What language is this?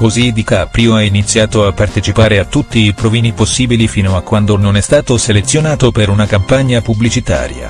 Italian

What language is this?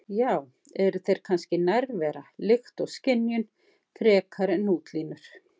Icelandic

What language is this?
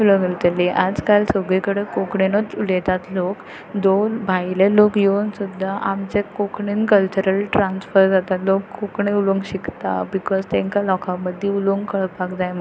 Konkani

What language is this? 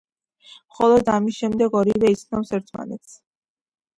Georgian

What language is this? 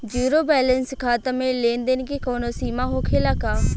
Bhojpuri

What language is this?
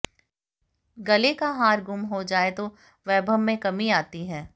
Hindi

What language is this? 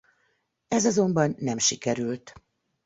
Hungarian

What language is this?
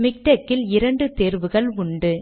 Tamil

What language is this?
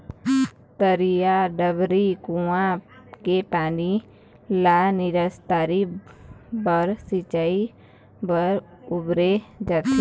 Chhattisgarhi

